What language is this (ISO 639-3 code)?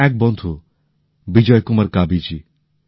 ben